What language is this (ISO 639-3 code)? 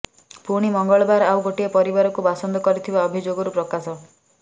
ori